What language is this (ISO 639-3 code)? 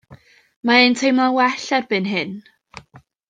cym